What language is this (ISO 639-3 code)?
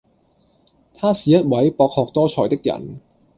yue